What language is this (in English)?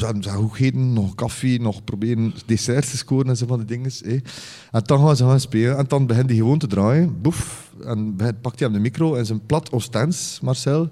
Dutch